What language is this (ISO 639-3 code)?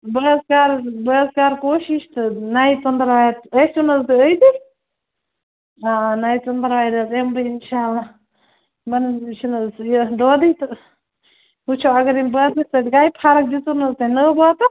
kas